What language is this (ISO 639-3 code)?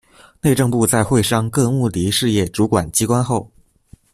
zho